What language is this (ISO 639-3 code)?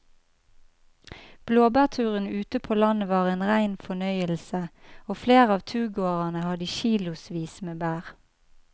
nor